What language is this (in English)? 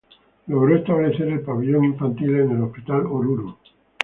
Spanish